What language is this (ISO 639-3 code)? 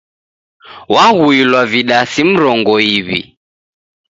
dav